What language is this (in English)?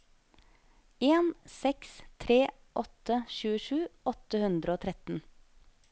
Norwegian